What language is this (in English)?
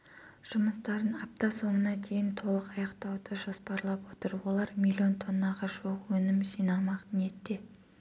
Kazakh